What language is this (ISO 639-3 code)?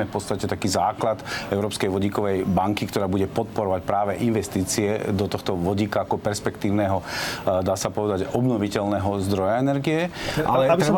slk